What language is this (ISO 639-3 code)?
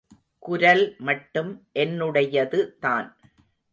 tam